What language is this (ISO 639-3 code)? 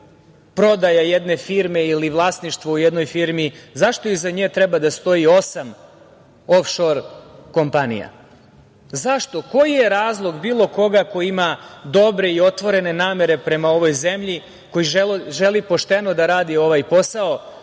srp